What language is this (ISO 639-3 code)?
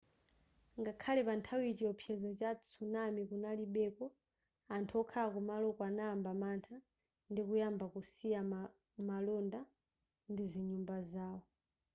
nya